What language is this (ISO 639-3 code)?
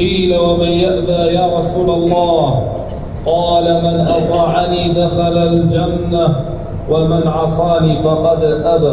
ara